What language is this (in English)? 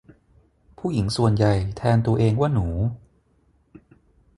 Thai